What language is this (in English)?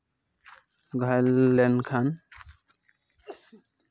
Santali